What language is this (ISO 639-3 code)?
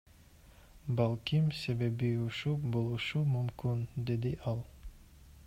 kir